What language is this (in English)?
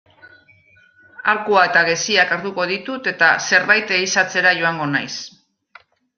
Basque